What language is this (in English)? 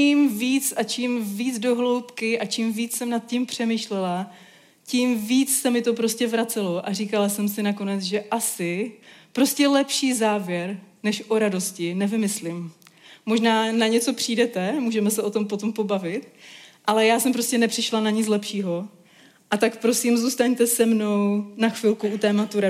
Czech